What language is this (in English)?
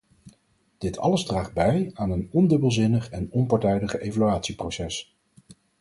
Dutch